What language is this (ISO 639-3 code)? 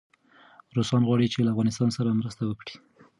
pus